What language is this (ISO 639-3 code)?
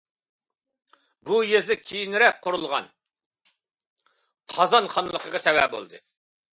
uig